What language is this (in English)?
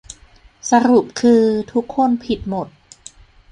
Thai